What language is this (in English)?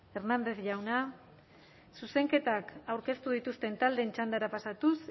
Basque